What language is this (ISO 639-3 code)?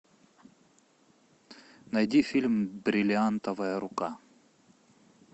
rus